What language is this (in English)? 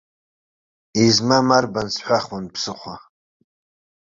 Abkhazian